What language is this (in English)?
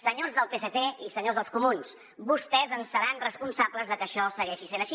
Catalan